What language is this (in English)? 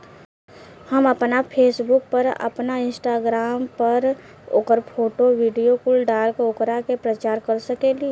Bhojpuri